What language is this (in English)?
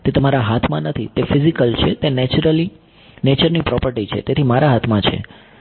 Gujarati